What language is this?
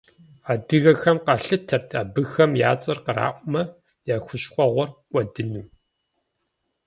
Kabardian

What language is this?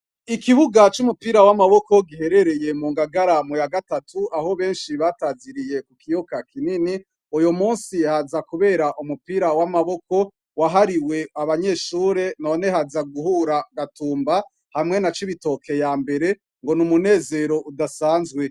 Rundi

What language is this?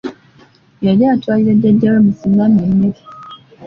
Ganda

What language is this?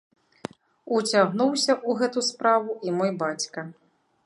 Belarusian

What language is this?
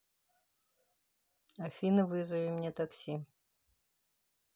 Russian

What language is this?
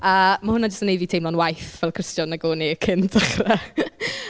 Welsh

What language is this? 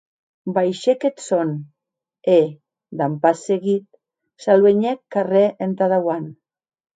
Occitan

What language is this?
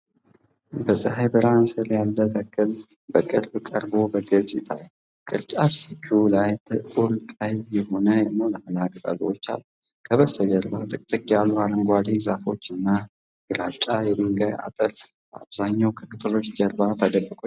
Amharic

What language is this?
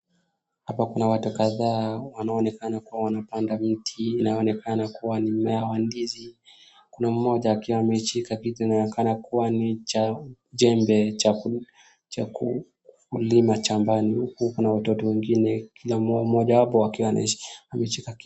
Swahili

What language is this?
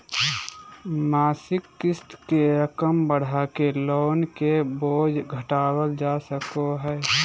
Magahi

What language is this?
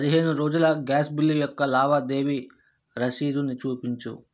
Telugu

